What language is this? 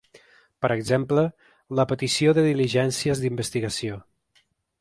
Catalan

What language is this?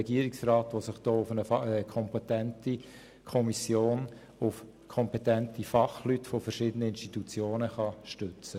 Swiss German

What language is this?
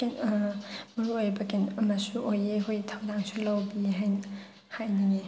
Manipuri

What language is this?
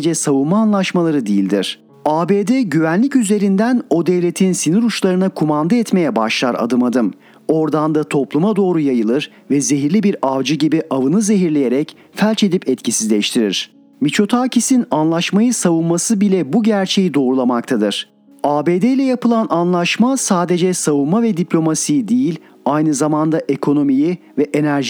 Turkish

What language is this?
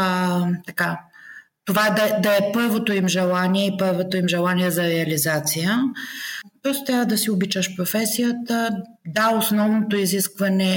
Bulgarian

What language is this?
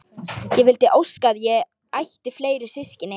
Icelandic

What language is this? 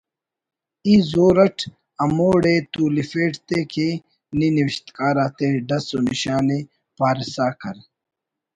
Brahui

